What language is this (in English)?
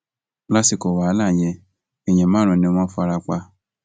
Yoruba